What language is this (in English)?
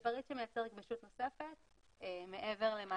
Hebrew